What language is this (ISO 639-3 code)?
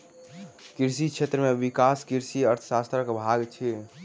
mai